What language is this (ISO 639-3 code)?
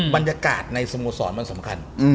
tha